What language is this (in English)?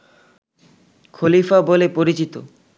Bangla